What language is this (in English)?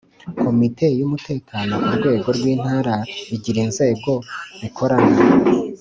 Kinyarwanda